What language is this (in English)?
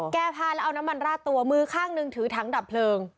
Thai